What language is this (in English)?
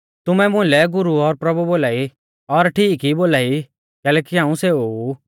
Mahasu Pahari